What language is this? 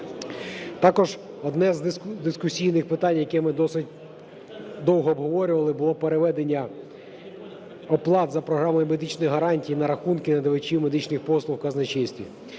Ukrainian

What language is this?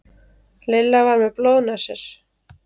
Icelandic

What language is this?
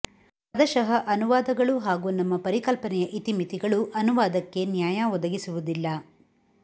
Kannada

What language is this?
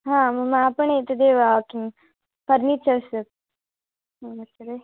Sanskrit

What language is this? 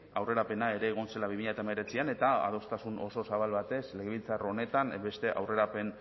Basque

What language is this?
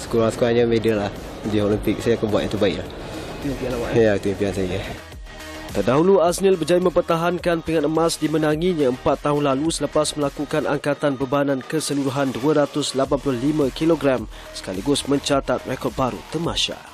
Malay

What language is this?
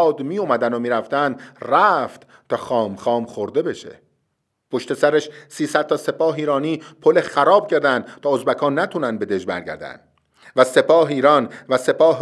Persian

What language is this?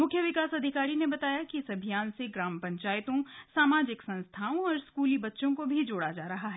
Hindi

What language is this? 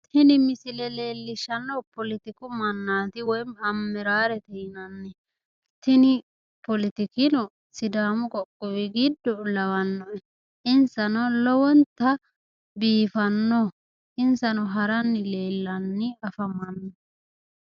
Sidamo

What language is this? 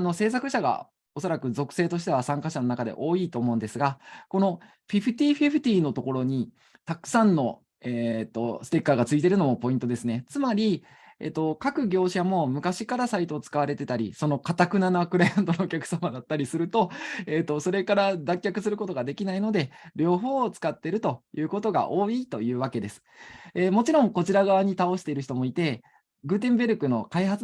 Japanese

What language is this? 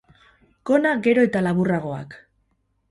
Basque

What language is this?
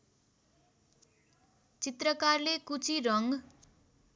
Nepali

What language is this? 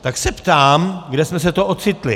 Czech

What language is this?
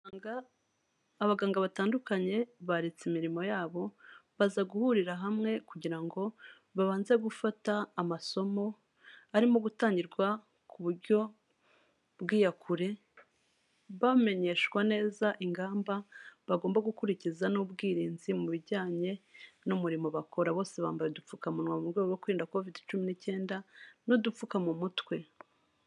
Kinyarwanda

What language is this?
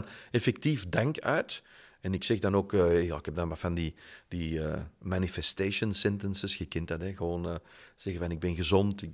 Dutch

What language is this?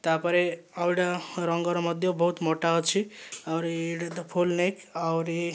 Odia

